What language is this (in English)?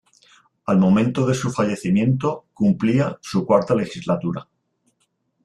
Spanish